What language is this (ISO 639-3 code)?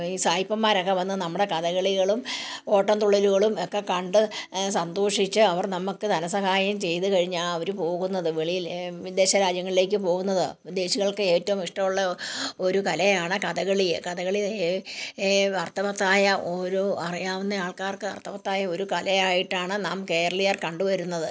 mal